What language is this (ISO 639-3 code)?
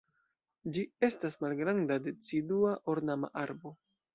epo